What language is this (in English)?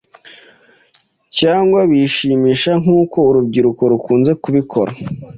Kinyarwanda